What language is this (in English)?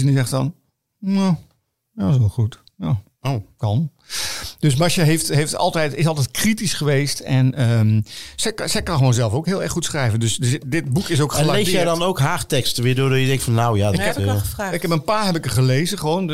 Dutch